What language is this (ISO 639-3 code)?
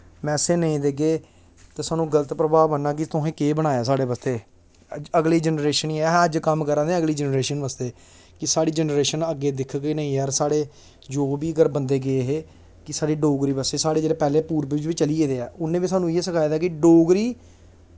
doi